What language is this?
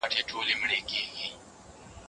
Pashto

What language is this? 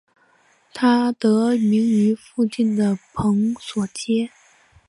Chinese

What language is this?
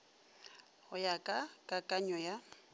Northern Sotho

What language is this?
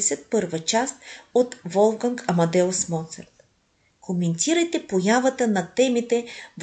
Bulgarian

